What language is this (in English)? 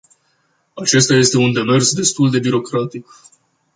Romanian